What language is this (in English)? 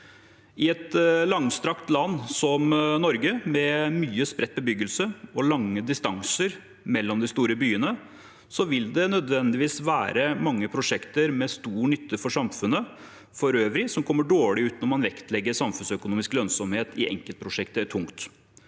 Norwegian